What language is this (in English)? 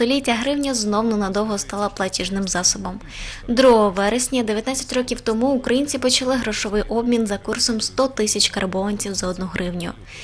Ukrainian